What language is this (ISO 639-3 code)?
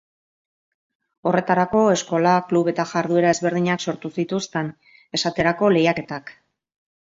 eus